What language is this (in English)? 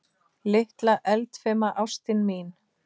Icelandic